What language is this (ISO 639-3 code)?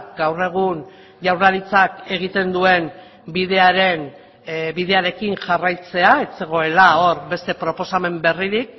eus